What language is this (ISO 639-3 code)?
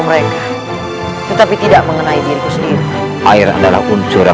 ind